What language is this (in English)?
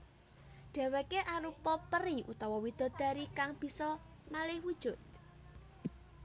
Javanese